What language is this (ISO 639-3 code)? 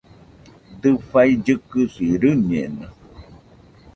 hux